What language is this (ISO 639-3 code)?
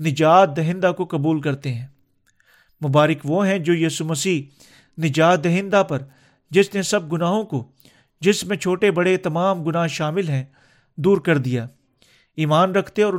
urd